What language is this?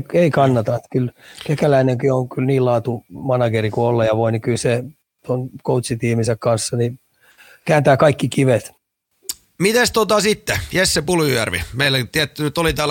Finnish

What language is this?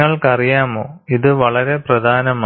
Malayalam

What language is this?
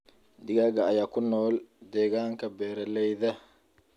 Somali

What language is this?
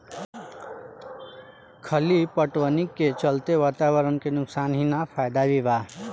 Bhojpuri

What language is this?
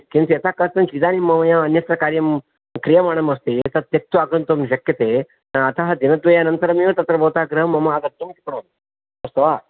Sanskrit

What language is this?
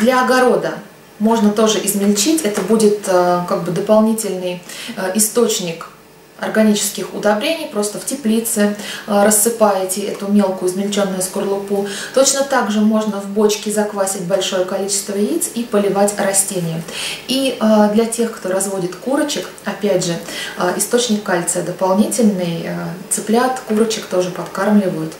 Russian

